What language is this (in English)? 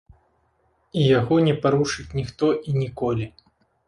Belarusian